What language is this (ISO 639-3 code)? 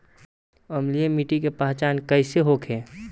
bho